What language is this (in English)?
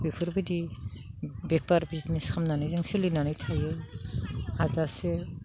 Bodo